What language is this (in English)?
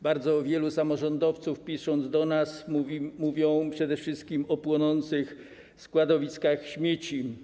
Polish